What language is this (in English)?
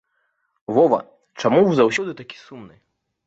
Belarusian